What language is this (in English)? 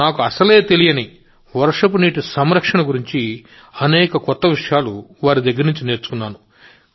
Telugu